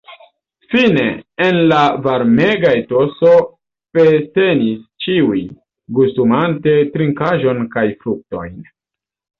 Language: Esperanto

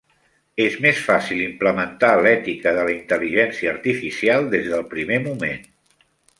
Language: Catalan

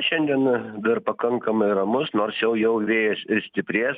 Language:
Lithuanian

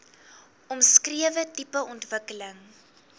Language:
Afrikaans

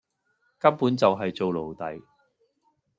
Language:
Cantonese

